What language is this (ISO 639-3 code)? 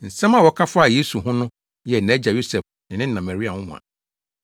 aka